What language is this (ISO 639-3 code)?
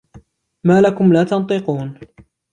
ara